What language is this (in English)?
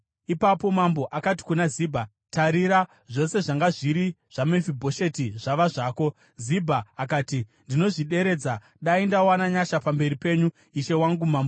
Shona